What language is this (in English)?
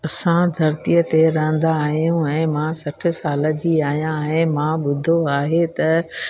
Sindhi